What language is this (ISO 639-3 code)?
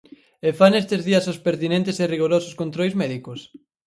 glg